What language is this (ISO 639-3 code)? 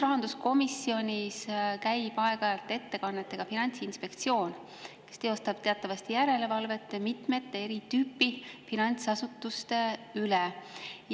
est